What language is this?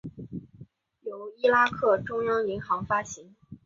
Chinese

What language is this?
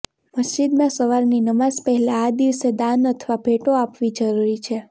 Gujarati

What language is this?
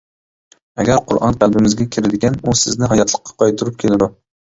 Uyghur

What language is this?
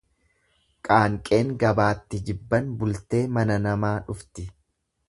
Oromo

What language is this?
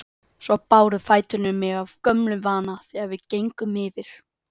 Icelandic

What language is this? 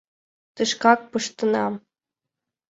Mari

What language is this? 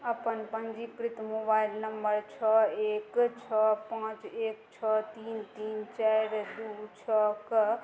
Maithili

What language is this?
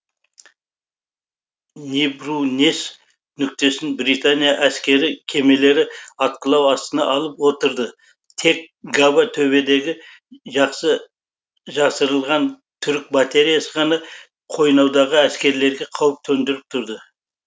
Kazakh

